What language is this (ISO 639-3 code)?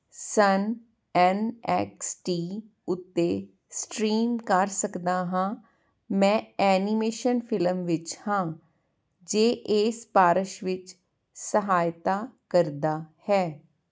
pan